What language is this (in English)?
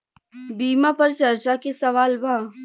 Bhojpuri